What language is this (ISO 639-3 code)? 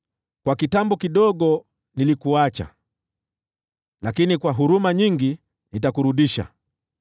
swa